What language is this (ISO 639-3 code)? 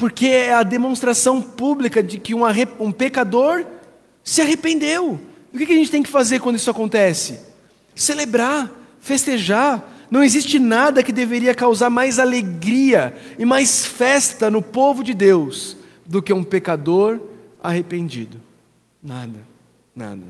por